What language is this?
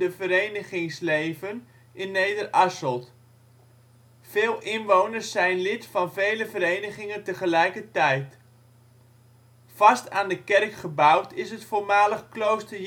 Dutch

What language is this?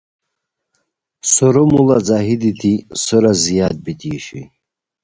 Khowar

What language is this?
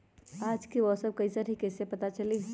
Magahi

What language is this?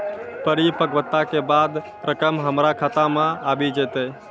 Maithili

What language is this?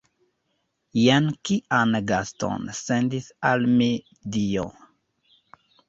Esperanto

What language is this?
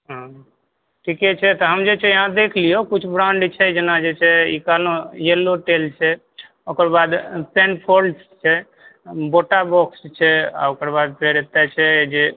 Maithili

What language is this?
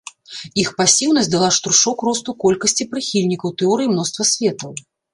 Belarusian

